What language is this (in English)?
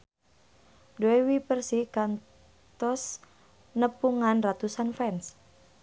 Sundanese